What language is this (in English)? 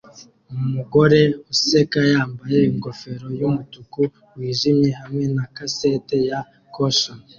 Kinyarwanda